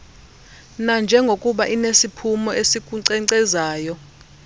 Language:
Xhosa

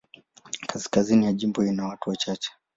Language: Swahili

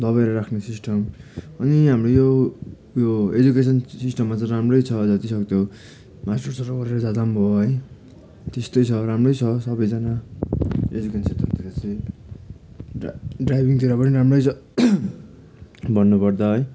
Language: Nepali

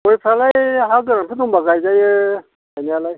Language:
Bodo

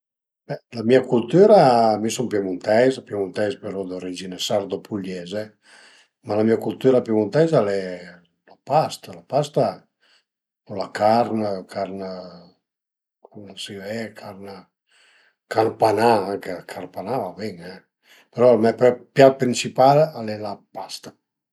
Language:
Piedmontese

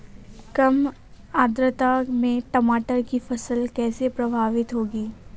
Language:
Hindi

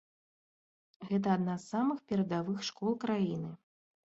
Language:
Belarusian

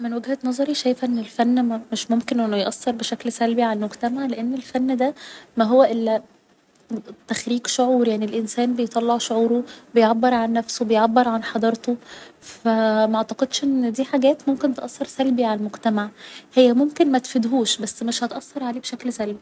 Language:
Egyptian Arabic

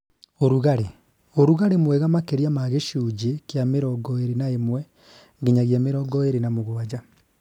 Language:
Kikuyu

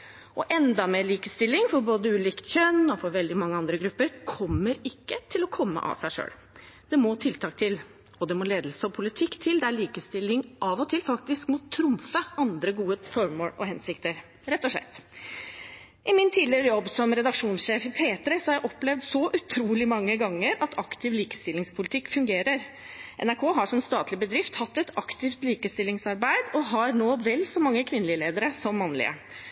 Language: Norwegian Bokmål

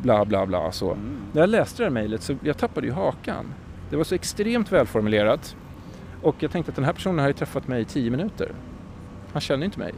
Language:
Swedish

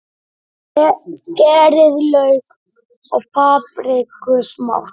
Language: Icelandic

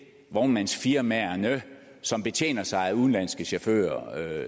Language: Danish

